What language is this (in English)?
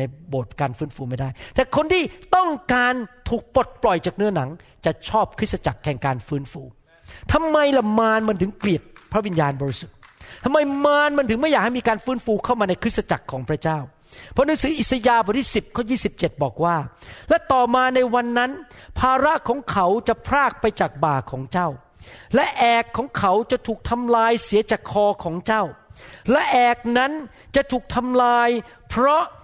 Thai